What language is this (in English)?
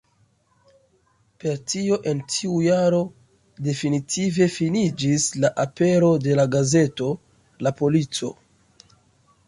Esperanto